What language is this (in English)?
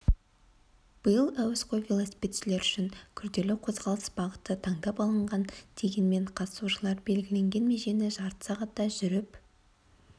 Kazakh